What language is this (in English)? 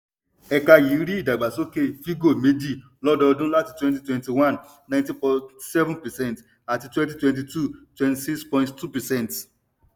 Yoruba